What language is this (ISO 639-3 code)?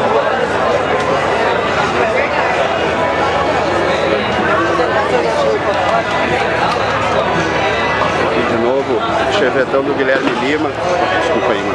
por